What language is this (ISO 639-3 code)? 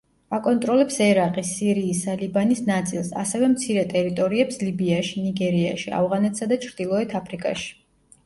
kat